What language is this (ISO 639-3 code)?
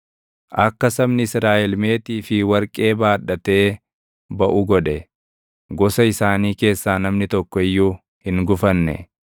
orm